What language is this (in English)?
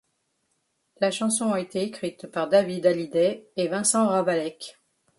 French